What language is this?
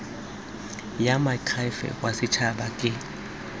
Tswana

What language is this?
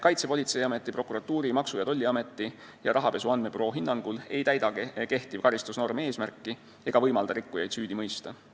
Estonian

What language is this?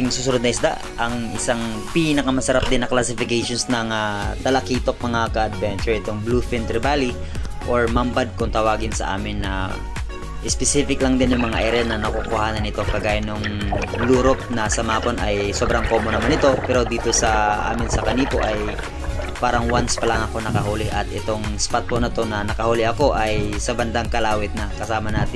Filipino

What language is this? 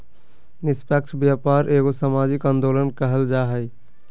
Magahi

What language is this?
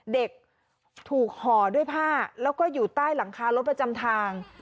Thai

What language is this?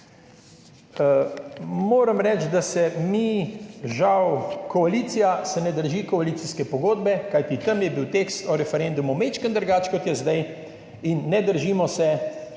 Slovenian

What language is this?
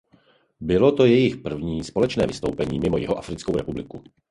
Czech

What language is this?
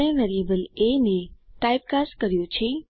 Gujarati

